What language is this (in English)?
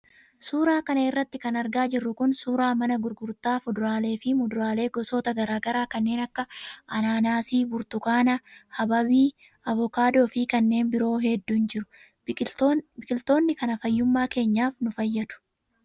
Oromo